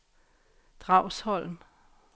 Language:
Danish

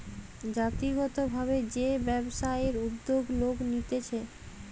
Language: Bangla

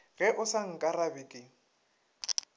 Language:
Northern Sotho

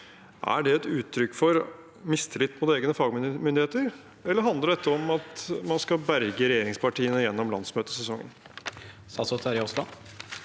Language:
Norwegian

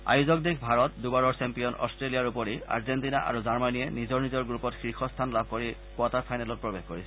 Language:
Assamese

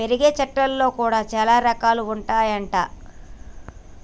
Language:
Telugu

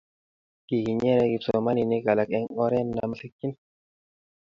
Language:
Kalenjin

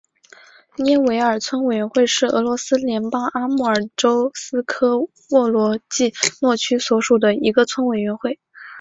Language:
Chinese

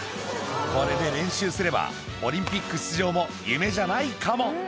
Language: Japanese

